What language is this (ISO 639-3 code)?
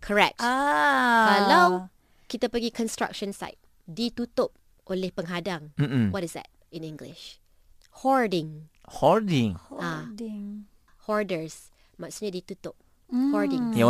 msa